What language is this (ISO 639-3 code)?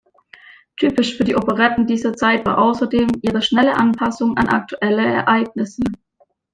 deu